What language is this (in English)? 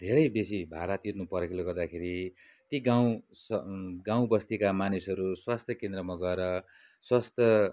Nepali